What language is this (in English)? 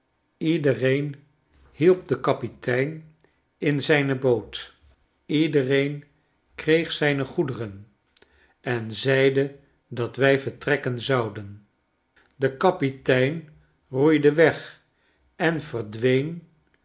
Dutch